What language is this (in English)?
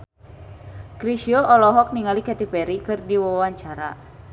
Sundanese